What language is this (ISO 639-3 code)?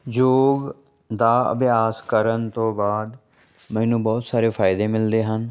pan